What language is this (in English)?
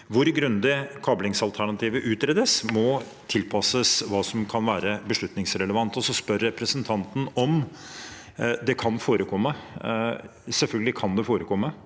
Norwegian